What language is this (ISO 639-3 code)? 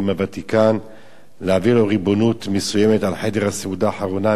heb